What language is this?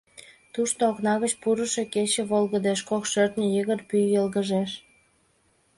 Mari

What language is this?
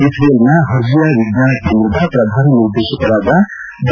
Kannada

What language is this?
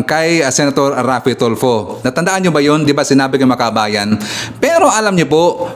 Filipino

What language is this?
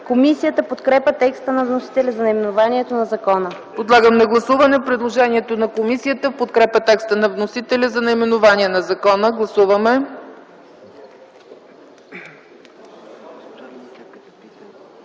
Bulgarian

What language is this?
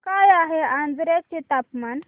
Marathi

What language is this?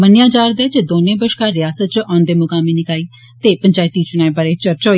Dogri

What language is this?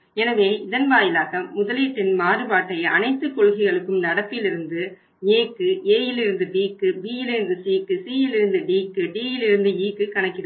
Tamil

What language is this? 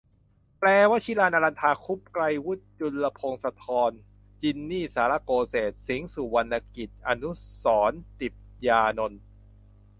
Thai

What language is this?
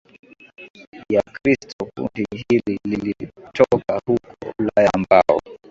Swahili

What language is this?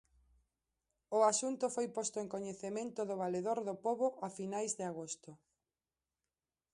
Galician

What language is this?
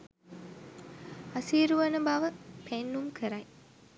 Sinhala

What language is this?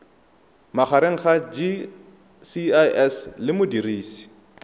Tswana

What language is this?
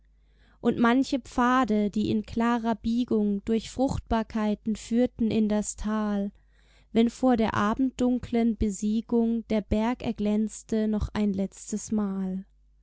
German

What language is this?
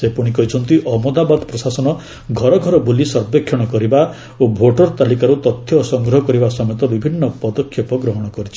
Odia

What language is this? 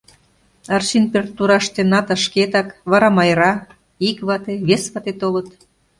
Mari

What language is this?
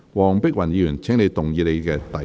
Cantonese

